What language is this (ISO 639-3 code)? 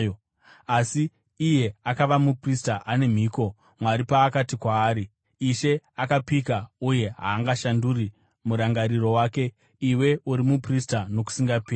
sna